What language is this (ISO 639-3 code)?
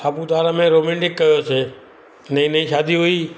snd